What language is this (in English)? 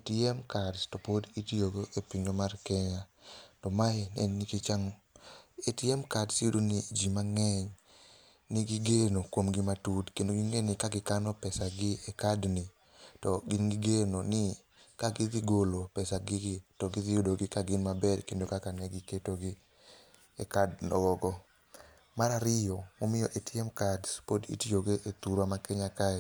Luo (Kenya and Tanzania)